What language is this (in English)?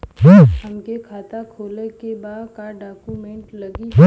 Bhojpuri